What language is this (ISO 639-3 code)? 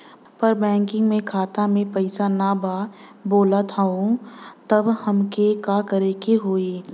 bho